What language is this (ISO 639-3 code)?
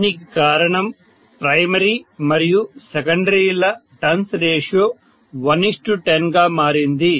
tel